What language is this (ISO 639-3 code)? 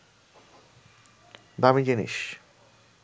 ben